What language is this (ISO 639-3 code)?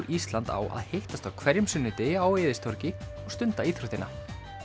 isl